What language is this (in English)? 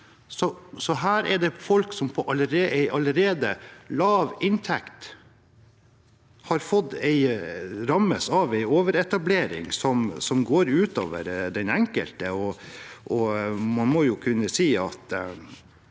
Norwegian